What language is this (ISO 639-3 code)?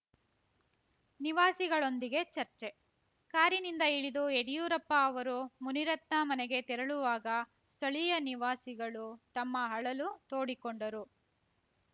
kan